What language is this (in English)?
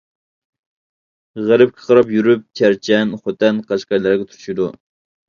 Uyghur